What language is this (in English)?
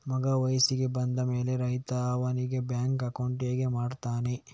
Kannada